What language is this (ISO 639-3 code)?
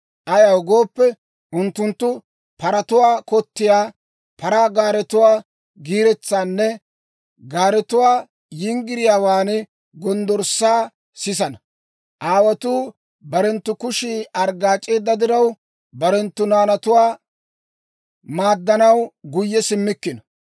dwr